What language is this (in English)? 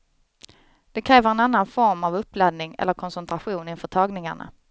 Swedish